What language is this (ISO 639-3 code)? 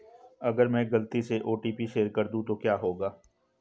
hin